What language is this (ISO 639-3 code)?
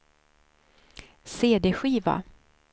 swe